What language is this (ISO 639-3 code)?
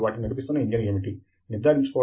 tel